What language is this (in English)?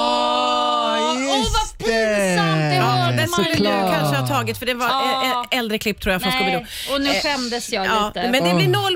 Swedish